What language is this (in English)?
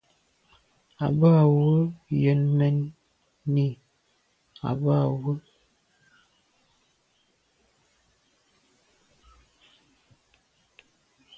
Medumba